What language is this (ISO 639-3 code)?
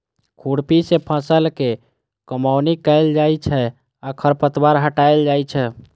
mai